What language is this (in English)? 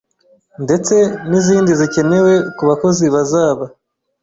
Kinyarwanda